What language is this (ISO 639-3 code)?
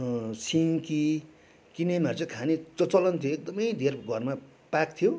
nep